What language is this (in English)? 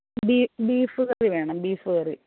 Malayalam